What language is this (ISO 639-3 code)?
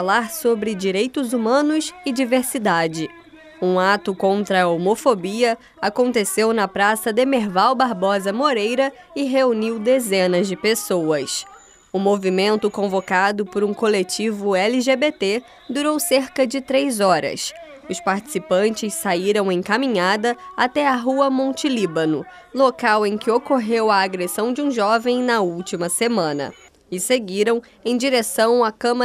por